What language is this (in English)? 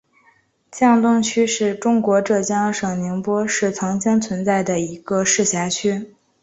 Chinese